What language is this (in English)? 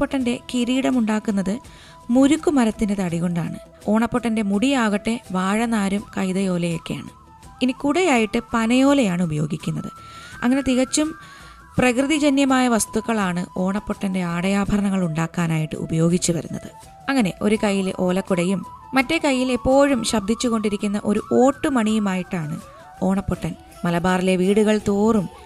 Malayalam